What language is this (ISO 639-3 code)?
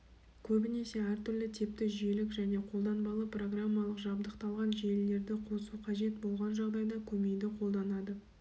kaz